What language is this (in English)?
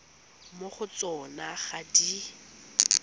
Tswana